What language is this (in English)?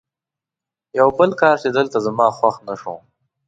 Pashto